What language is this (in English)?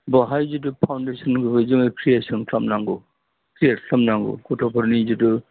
Bodo